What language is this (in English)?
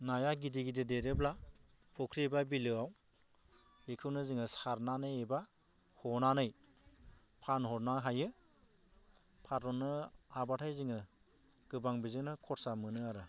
Bodo